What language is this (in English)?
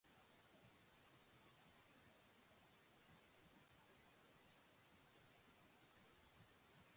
Basque